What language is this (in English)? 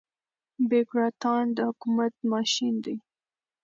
Pashto